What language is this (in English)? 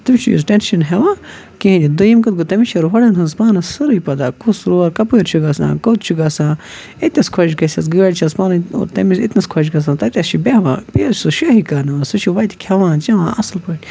Kashmiri